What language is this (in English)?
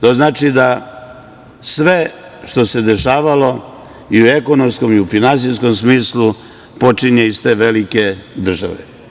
Serbian